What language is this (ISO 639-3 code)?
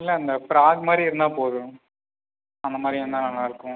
tam